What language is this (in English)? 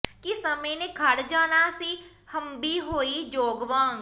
Punjabi